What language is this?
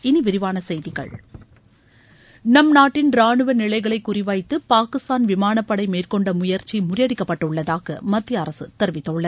Tamil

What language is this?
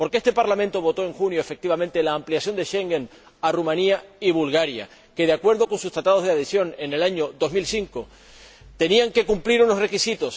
Spanish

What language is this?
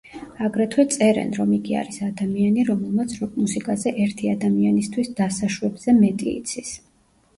Georgian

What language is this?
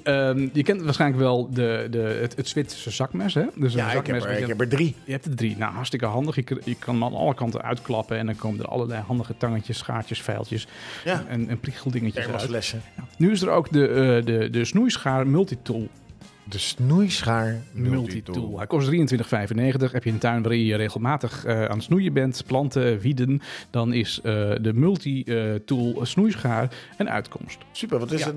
Dutch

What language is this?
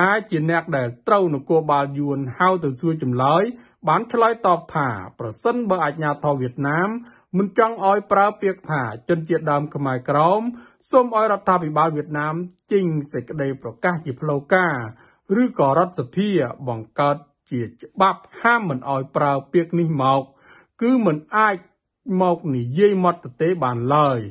Thai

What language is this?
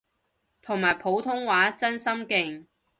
Cantonese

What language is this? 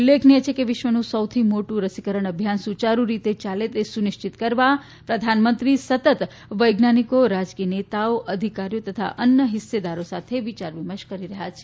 Gujarati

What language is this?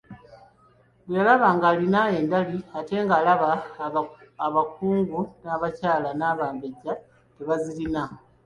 Ganda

